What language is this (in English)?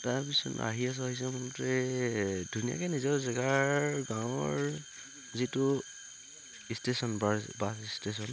Assamese